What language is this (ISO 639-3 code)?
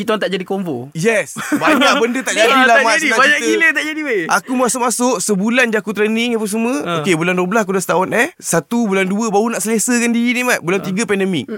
msa